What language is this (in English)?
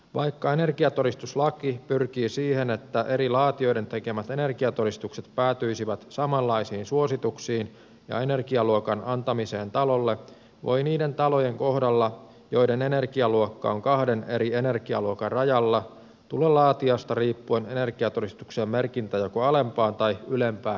Finnish